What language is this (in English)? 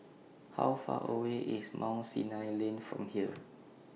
English